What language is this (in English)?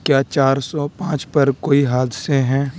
Urdu